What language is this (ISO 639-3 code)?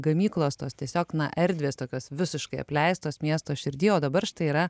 lit